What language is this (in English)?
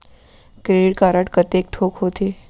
Chhattisgarhi